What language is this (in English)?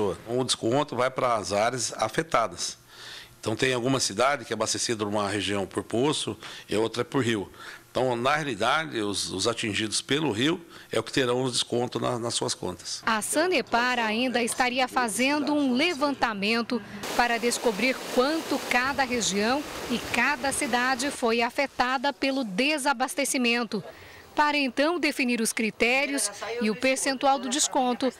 Portuguese